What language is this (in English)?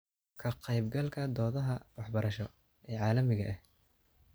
Somali